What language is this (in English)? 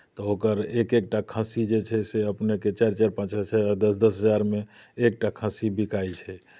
Maithili